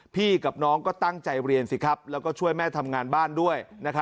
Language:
Thai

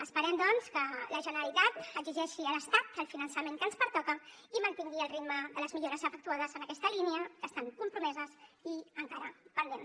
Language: Catalan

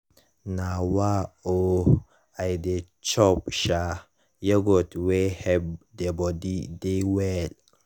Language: Nigerian Pidgin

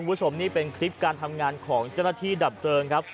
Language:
Thai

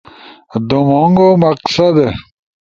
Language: Ushojo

